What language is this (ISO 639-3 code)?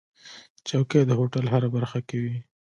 pus